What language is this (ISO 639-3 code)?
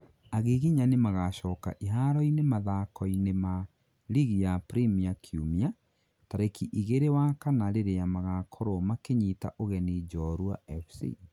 kik